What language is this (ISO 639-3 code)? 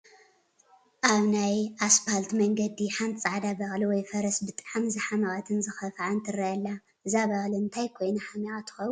tir